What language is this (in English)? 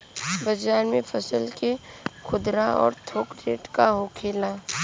Bhojpuri